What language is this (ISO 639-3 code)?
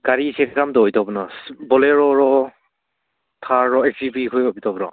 mni